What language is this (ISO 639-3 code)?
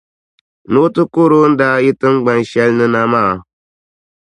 dag